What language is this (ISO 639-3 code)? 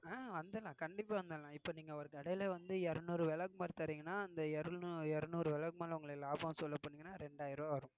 tam